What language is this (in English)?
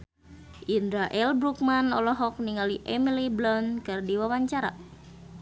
Sundanese